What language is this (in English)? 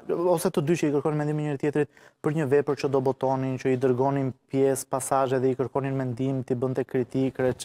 Romanian